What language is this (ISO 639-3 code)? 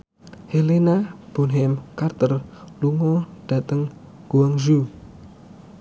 jav